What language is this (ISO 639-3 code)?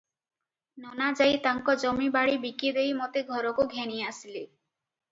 ori